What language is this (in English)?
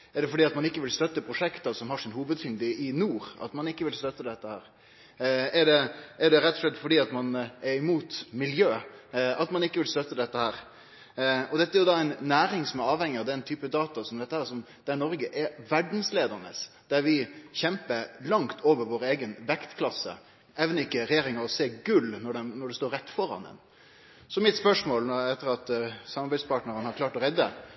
Norwegian Nynorsk